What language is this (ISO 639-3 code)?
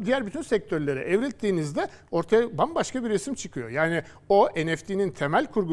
tur